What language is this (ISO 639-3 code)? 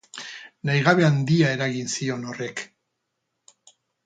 eus